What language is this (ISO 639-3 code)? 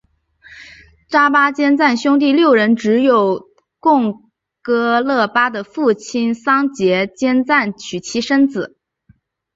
zho